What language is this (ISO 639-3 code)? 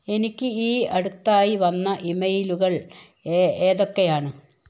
mal